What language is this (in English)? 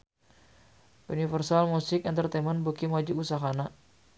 Sundanese